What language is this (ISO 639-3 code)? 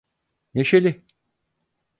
tur